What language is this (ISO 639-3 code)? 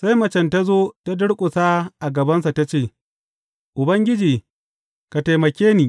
hau